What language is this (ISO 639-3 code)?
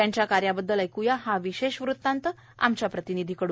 mar